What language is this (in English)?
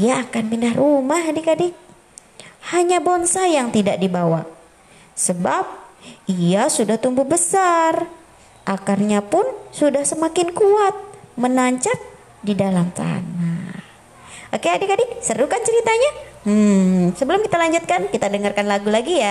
Indonesian